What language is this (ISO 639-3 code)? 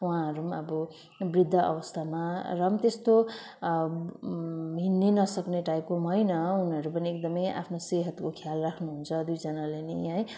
nep